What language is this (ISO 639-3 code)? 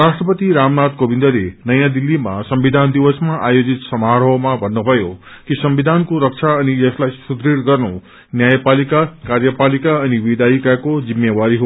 nep